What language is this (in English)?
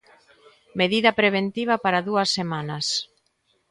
Galician